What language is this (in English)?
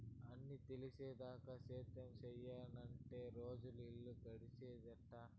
Telugu